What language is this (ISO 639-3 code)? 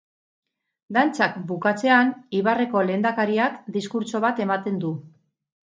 eus